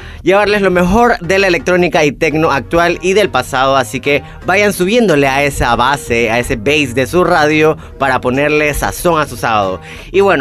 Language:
Spanish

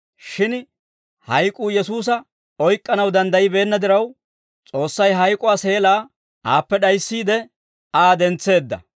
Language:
Dawro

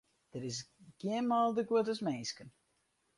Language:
Western Frisian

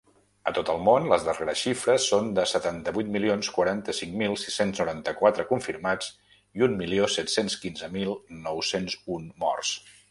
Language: Catalan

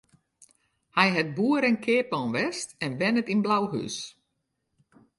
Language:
Western Frisian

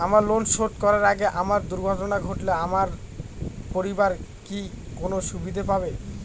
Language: Bangla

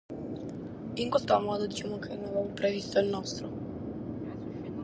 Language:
Sardinian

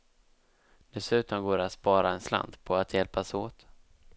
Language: Swedish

